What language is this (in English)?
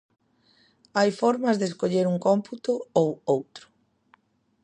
Galician